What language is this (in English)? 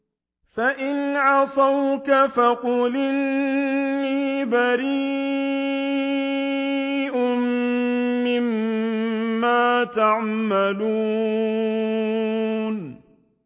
Arabic